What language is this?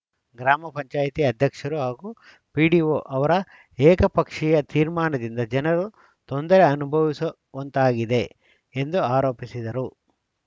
Kannada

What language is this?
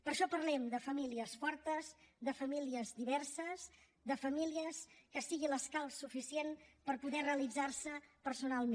Catalan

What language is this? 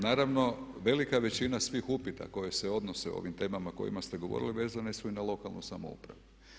Croatian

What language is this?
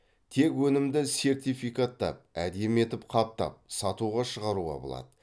Kazakh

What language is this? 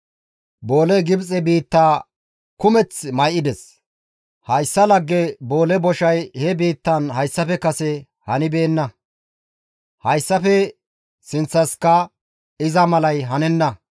Gamo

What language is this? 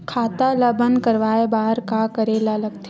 Chhattisgarhi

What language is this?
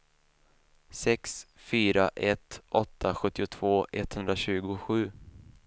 Swedish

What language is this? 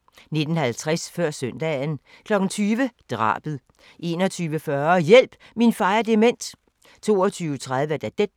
Danish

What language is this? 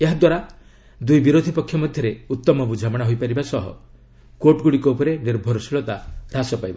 Odia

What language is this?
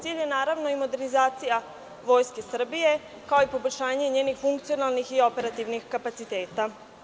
Serbian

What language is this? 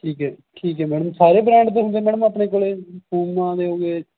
Punjabi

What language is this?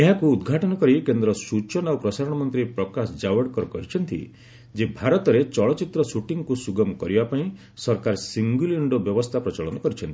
Odia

